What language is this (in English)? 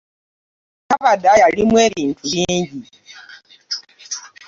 Ganda